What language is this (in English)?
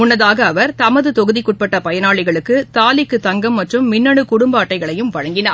Tamil